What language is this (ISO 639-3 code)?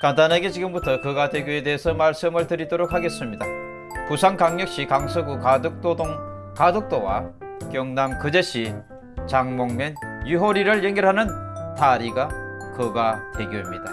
kor